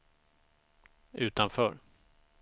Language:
Swedish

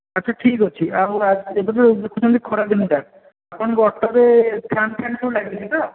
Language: Odia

